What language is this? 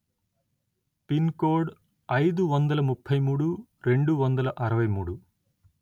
Telugu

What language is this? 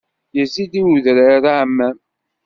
Kabyle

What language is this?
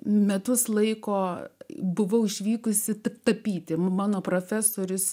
Lithuanian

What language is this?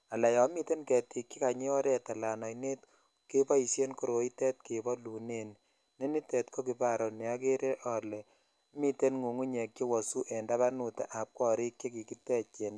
Kalenjin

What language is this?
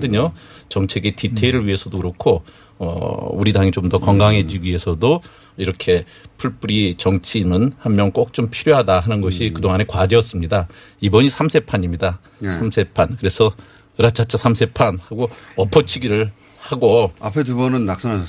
Korean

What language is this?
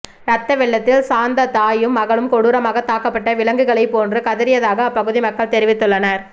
Tamil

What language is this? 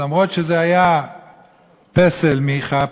Hebrew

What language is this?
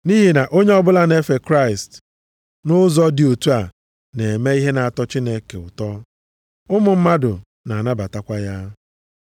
Igbo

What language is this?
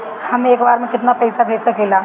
Bhojpuri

